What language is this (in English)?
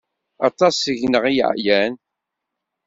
Kabyle